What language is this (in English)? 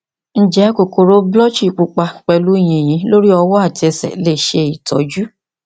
Yoruba